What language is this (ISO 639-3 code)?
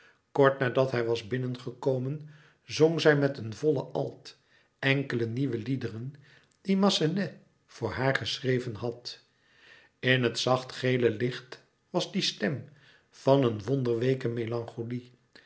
nld